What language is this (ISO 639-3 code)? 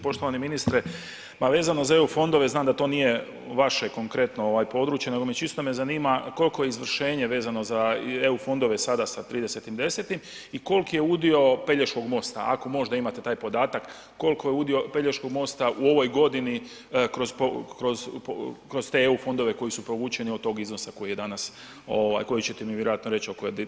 hrv